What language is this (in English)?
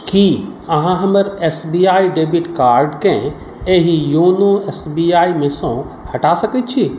Maithili